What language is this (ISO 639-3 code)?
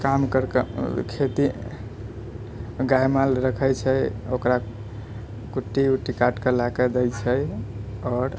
mai